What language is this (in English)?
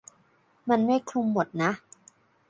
Thai